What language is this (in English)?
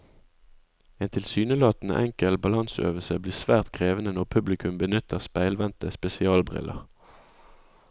Norwegian